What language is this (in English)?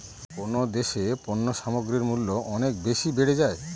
Bangla